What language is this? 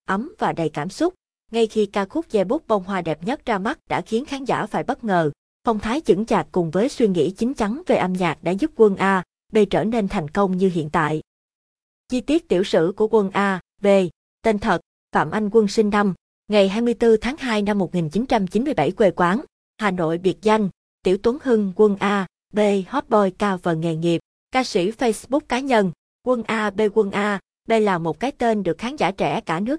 Vietnamese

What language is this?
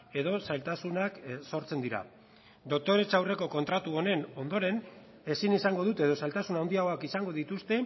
Basque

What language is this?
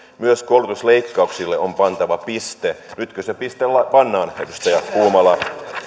Finnish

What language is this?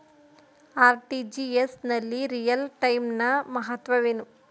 Kannada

